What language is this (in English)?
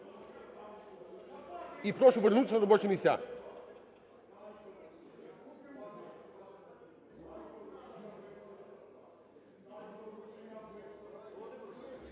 Ukrainian